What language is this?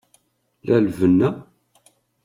Kabyle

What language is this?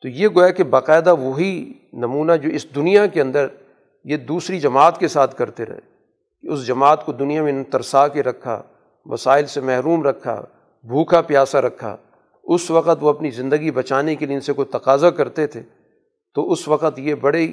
Urdu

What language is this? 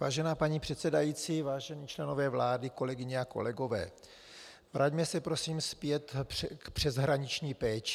Czech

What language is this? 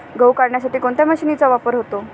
Marathi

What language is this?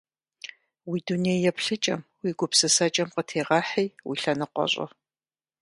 Kabardian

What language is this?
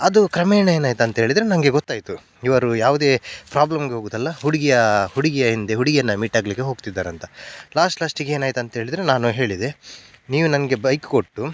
Kannada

